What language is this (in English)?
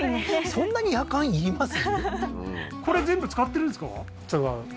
Japanese